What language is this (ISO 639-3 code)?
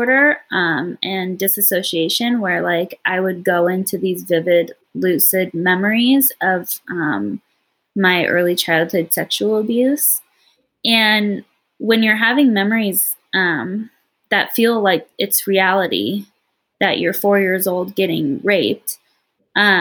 eng